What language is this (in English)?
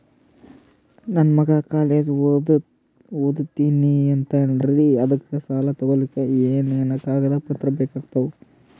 Kannada